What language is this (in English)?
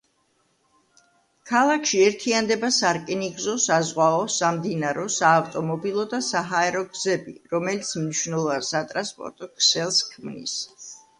Georgian